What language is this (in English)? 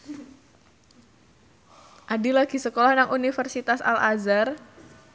Javanese